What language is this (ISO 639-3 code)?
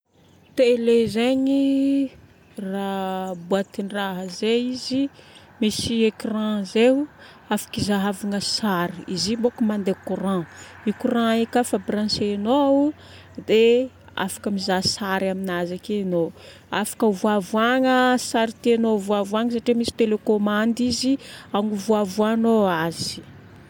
bmm